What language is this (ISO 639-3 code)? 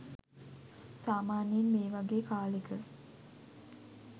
sin